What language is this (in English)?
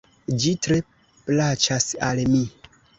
Esperanto